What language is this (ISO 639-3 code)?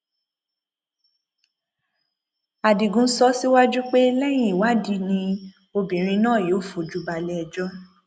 yor